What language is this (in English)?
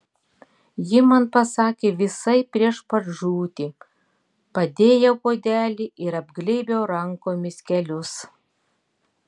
Lithuanian